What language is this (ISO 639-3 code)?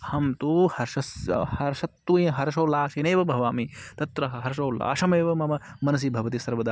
san